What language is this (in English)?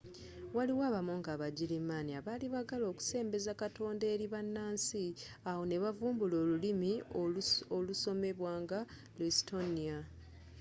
Ganda